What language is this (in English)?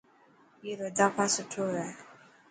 Dhatki